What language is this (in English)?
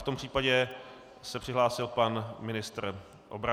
Czech